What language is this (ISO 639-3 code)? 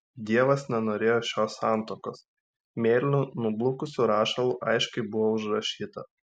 lit